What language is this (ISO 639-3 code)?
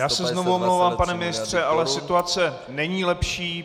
ces